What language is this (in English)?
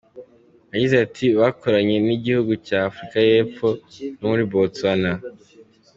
Kinyarwanda